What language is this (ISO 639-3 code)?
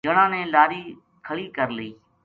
gju